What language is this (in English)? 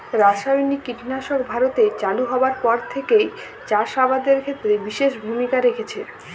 Bangla